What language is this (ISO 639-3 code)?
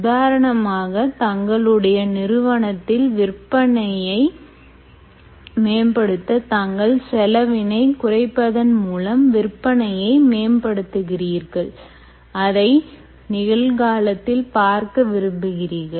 tam